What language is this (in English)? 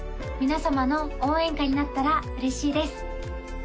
Japanese